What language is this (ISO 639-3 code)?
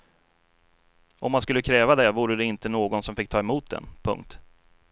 swe